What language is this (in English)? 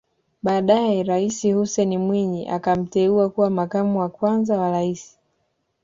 Swahili